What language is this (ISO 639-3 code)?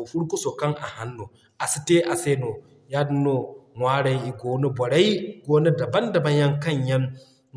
dje